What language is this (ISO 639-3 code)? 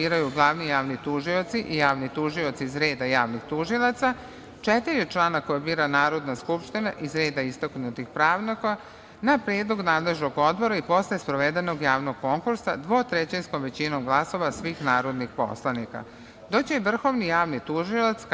srp